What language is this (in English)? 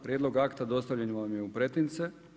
Croatian